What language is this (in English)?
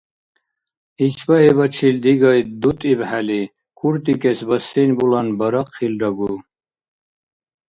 Dargwa